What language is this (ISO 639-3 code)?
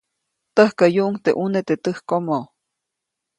zoc